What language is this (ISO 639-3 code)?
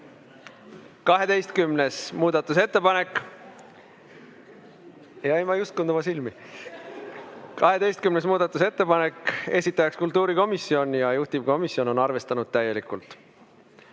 est